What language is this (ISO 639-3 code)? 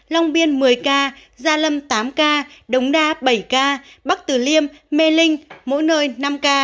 vie